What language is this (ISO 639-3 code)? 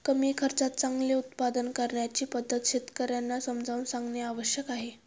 mar